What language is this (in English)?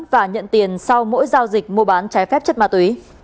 Vietnamese